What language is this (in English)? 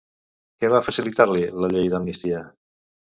Catalan